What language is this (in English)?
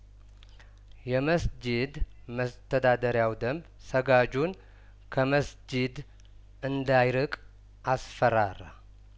Amharic